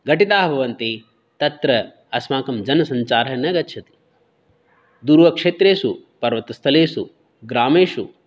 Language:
Sanskrit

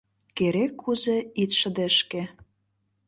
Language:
Mari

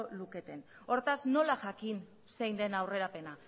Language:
Basque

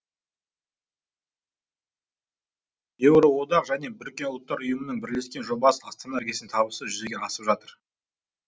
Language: Kazakh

